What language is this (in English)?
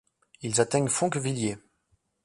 French